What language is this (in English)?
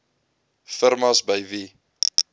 Afrikaans